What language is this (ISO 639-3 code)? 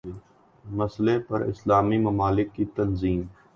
urd